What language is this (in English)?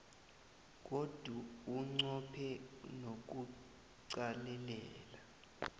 South Ndebele